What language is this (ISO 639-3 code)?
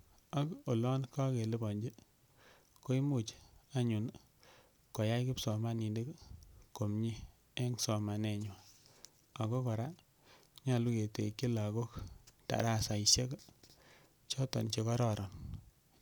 kln